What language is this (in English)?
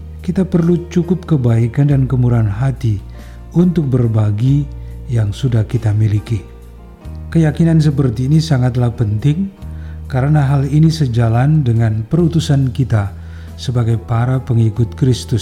Indonesian